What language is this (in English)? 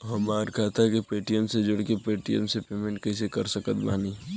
Bhojpuri